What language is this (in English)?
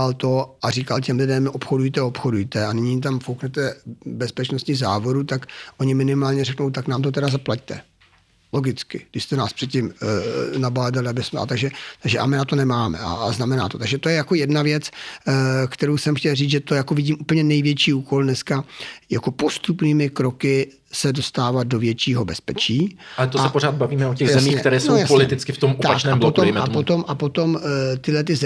Czech